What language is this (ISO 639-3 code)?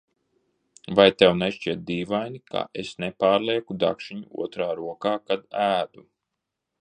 lav